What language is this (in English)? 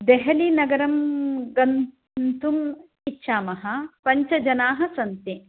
Sanskrit